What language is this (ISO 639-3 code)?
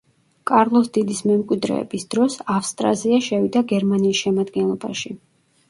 kat